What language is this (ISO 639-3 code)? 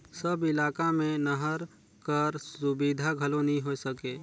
hne